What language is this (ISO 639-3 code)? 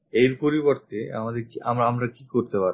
ben